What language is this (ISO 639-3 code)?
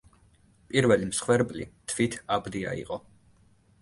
kat